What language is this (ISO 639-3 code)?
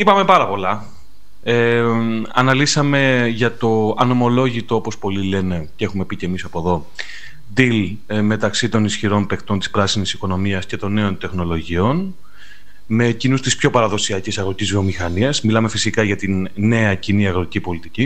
ell